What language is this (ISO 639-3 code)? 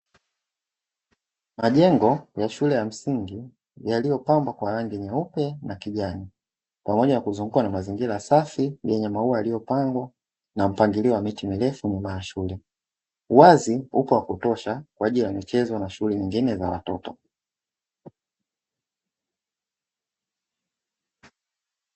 swa